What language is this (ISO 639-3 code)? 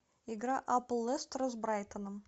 rus